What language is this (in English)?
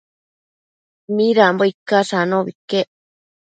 Matsés